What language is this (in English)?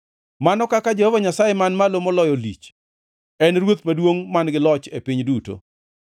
Luo (Kenya and Tanzania)